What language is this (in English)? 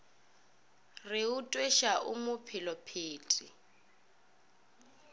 Northern Sotho